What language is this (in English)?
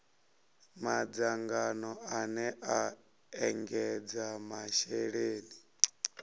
Venda